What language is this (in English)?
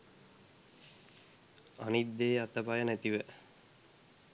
Sinhala